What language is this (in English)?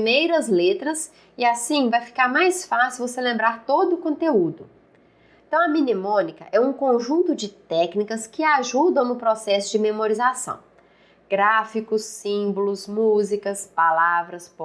Portuguese